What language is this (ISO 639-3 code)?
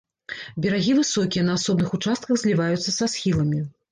bel